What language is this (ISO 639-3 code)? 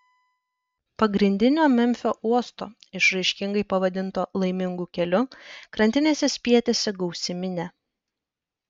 lit